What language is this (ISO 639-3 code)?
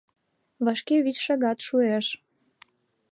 chm